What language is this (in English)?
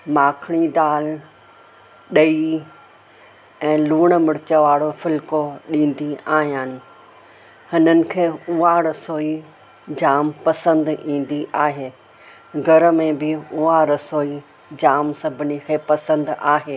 Sindhi